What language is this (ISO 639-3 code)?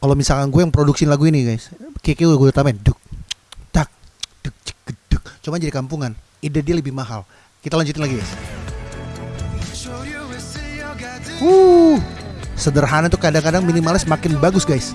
ind